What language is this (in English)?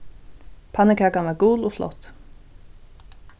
Faroese